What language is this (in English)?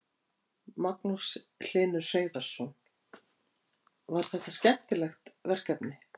Icelandic